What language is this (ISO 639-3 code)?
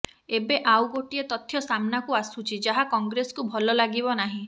ori